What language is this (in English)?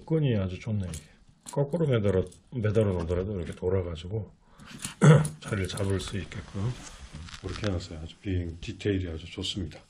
Korean